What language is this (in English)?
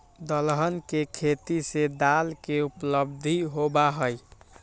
Magahi